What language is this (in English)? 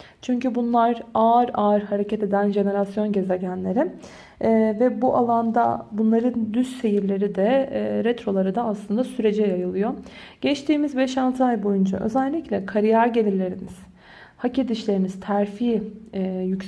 Turkish